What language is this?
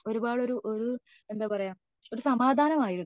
Malayalam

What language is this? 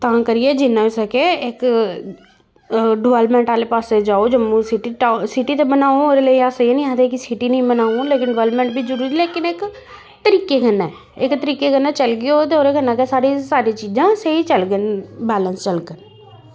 Dogri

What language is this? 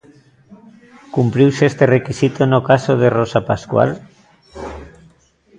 Galician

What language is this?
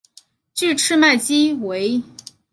Chinese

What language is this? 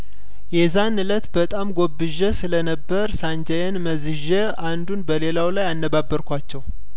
Amharic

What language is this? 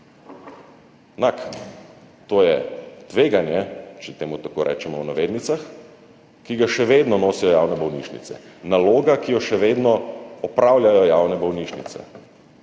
Slovenian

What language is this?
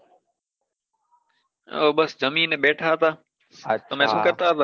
Gujarati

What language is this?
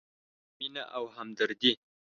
Pashto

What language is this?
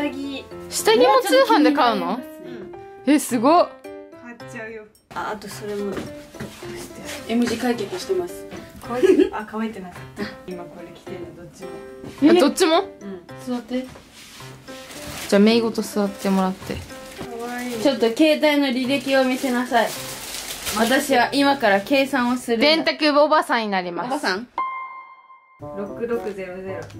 Japanese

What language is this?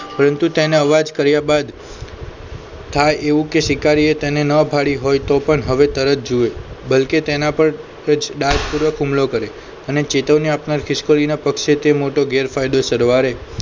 Gujarati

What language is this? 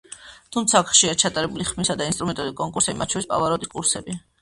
Georgian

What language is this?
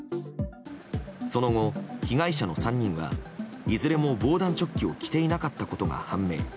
Japanese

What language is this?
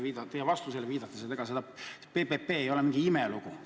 Estonian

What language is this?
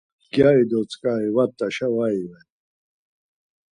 Laz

